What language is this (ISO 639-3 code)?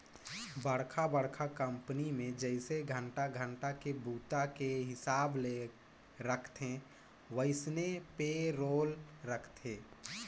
hne